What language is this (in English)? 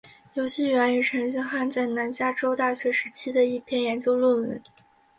Chinese